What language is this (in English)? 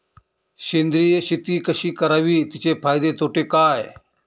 Marathi